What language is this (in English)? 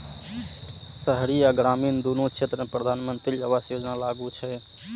Maithili